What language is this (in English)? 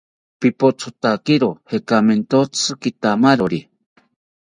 South Ucayali Ashéninka